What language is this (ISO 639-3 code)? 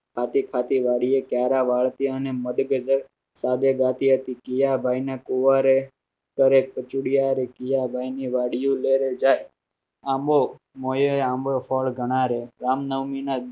guj